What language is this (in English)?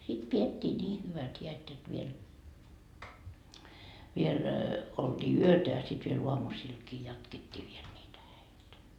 Finnish